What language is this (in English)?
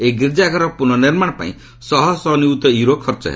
Odia